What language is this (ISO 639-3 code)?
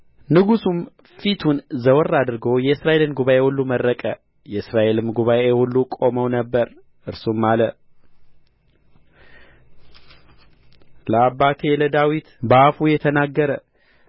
amh